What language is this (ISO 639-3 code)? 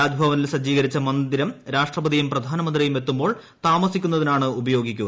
mal